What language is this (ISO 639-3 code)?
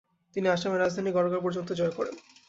ben